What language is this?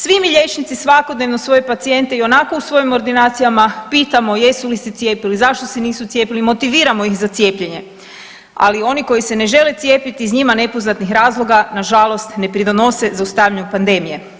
Croatian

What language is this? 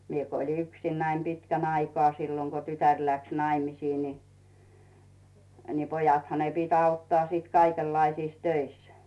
Finnish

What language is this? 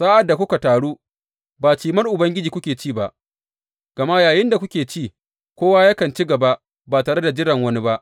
Hausa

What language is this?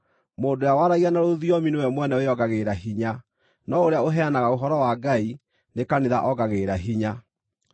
Kikuyu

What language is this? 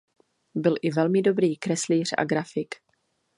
Czech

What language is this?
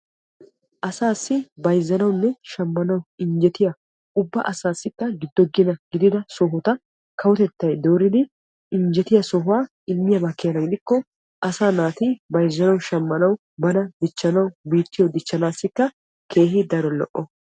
Wolaytta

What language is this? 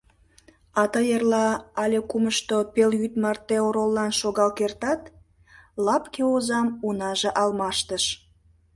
Mari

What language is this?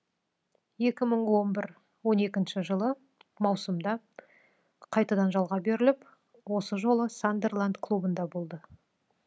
Kazakh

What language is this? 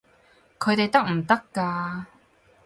Cantonese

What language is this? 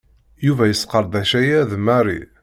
Kabyle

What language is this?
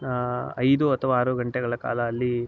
Kannada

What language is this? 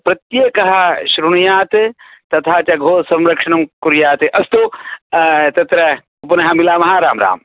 Sanskrit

